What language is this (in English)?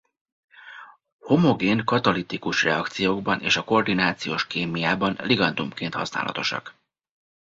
Hungarian